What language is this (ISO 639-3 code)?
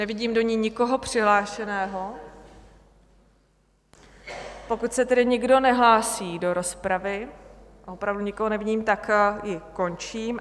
ces